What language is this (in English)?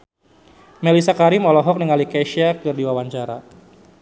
Sundanese